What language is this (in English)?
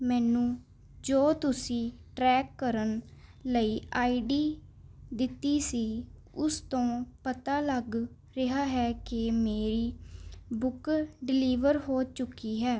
Punjabi